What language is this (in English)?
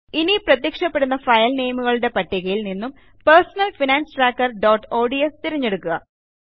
Malayalam